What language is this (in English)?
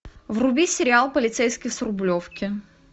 Russian